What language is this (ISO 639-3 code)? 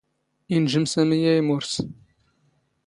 zgh